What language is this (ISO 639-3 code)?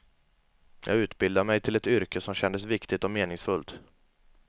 swe